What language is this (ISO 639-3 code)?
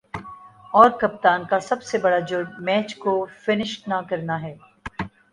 urd